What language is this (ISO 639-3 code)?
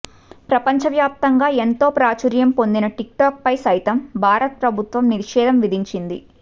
tel